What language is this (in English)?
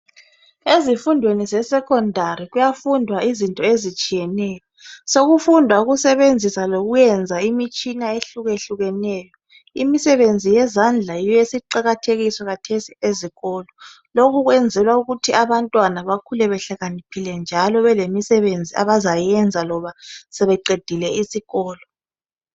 North Ndebele